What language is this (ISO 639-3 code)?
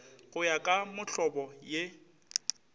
nso